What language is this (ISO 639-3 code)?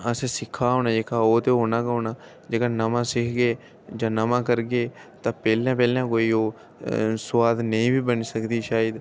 doi